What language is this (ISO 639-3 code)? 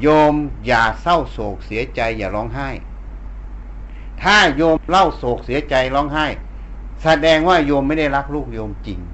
tha